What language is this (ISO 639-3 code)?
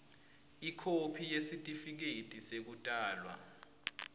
ssw